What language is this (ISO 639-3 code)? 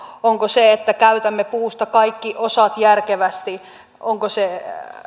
fin